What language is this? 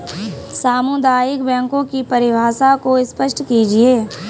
Hindi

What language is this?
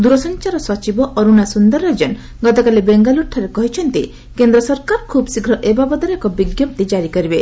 Odia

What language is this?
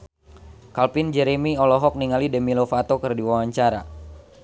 Sundanese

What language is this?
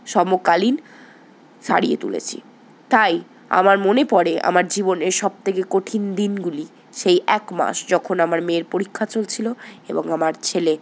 Bangla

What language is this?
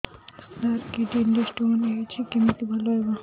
Odia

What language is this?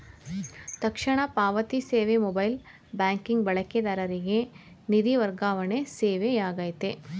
Kannada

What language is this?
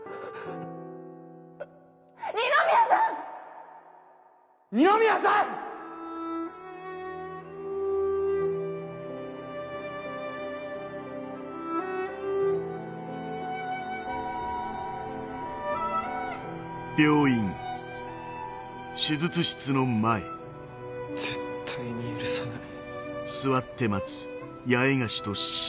Japanese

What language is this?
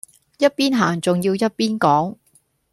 Cantonese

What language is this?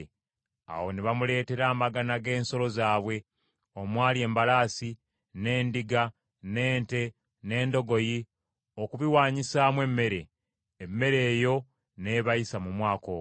Ganda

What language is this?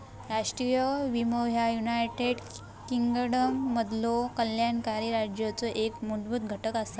Marathi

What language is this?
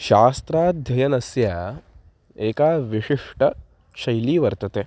Sanskrit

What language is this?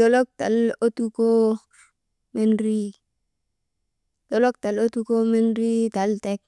Maba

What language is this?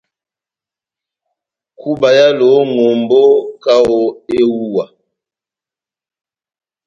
Batanga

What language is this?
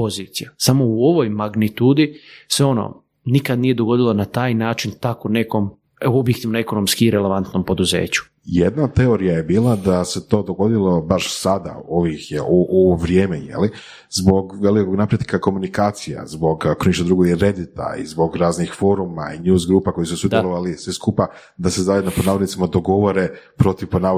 Croatian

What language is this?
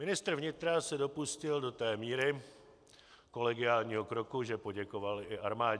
Czech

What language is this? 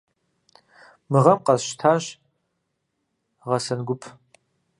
Kabardian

